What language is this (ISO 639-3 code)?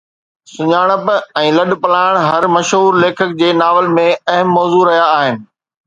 snd